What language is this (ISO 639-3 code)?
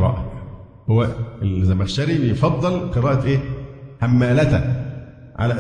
ara